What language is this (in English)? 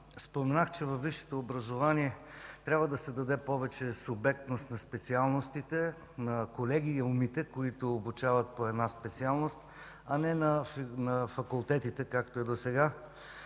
Bulgarian